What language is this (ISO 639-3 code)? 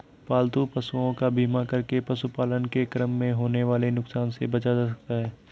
hin